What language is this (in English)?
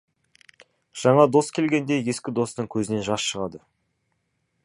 Kazakh